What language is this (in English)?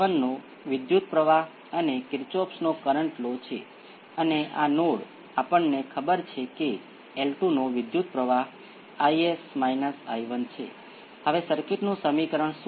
Gujarati